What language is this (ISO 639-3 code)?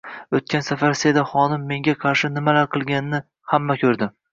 uzb